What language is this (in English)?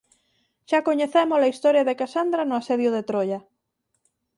Galician